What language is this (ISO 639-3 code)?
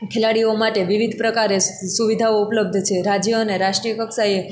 guj